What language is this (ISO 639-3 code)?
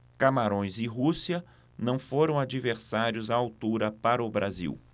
por